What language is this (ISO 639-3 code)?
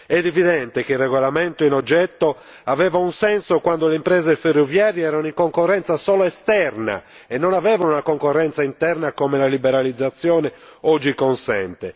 ita